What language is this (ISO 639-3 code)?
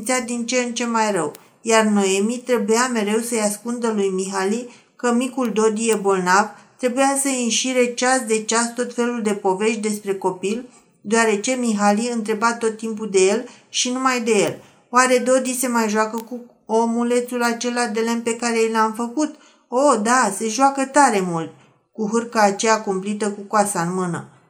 ron